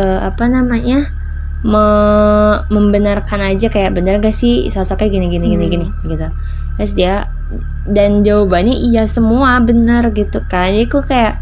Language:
Indonesian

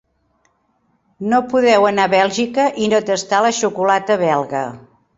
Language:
Catalan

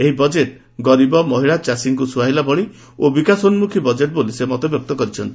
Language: Odia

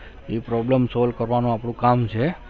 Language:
Gujarati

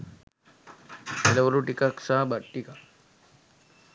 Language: Sinhala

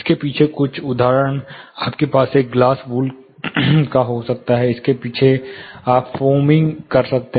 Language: Hindi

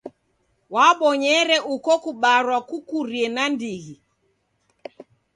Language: Taita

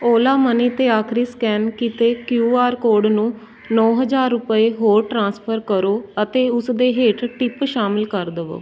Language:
Punjabi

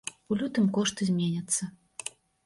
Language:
Belarusian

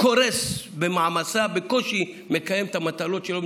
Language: Hebrew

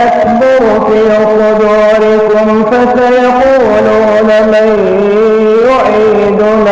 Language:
Arabic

